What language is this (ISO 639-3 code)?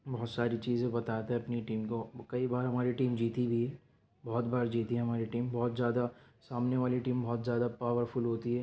urd